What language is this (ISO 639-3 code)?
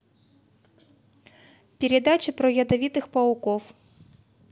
rus